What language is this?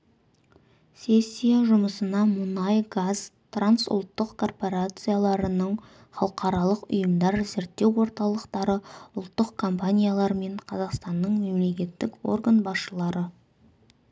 Kazakh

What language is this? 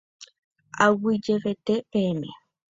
Guarani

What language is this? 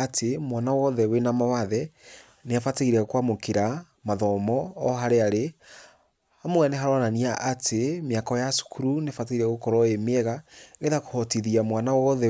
Kikuyu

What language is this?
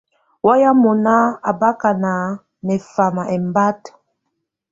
Tunen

